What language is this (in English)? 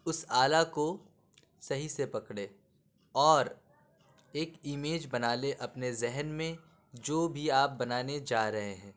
Urdu